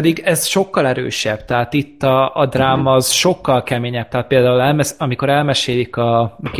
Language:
Hungarian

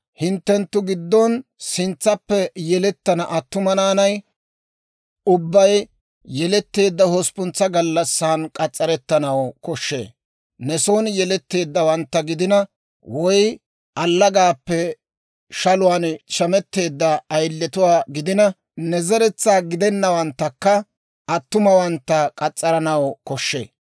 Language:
Dawro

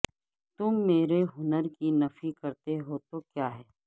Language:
Urdu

